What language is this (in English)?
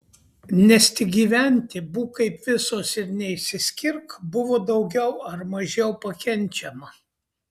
Lithuanian